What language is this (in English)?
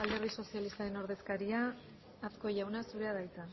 Basque